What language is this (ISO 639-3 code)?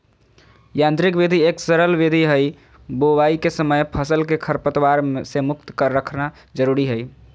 mag